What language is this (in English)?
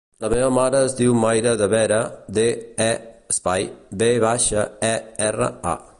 Catalan